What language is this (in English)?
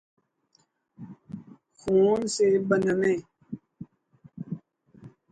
Urdu